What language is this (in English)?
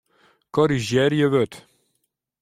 Western Frisian